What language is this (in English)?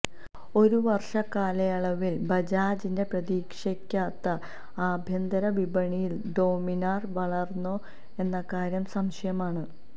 Malayalam